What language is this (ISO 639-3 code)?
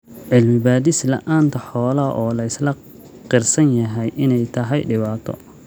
som